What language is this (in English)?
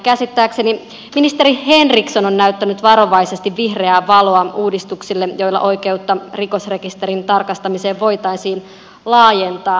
Finnish